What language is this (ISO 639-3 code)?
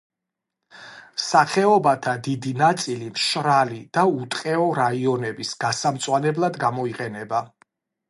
kat